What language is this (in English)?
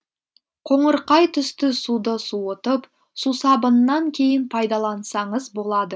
Kazakh